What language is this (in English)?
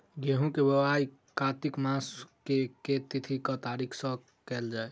Maithili